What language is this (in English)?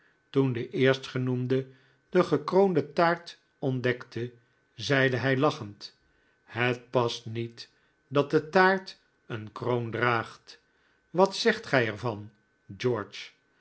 Dutch